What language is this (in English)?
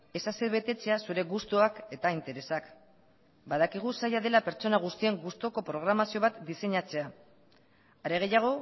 Basque